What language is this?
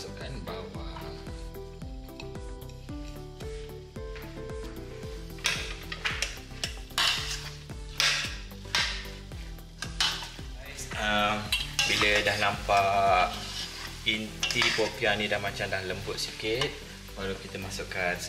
Malay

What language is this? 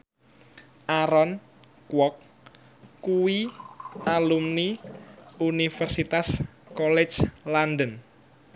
Javanese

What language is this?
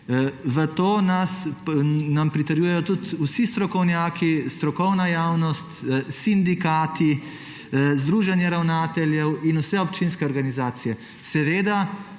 Slovenian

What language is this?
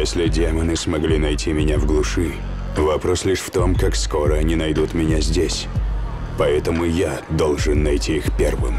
Russian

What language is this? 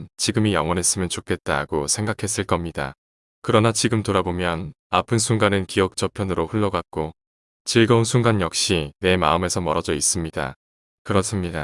Korean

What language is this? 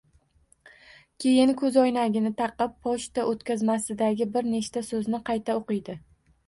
Uzbek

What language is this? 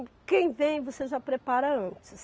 Portuguese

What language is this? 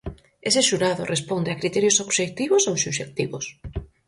Galician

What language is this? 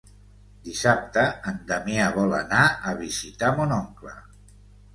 Catalan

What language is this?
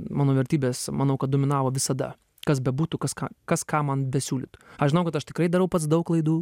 Lithuanian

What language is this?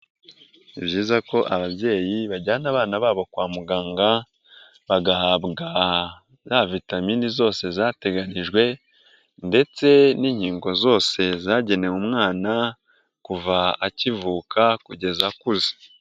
Kinyarwanda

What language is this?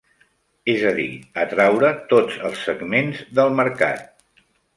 Catalan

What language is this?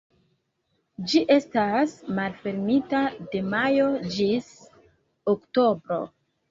Esperanto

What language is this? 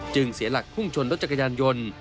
Thai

